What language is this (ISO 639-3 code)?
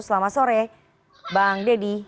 ind